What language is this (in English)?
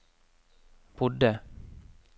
Norwegian